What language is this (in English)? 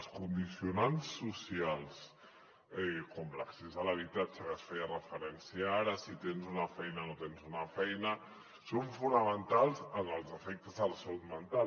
Catalan